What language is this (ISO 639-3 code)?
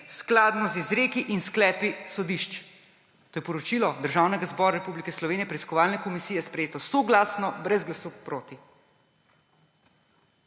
slv